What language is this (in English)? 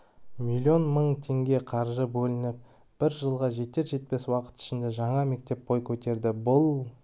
Kazakh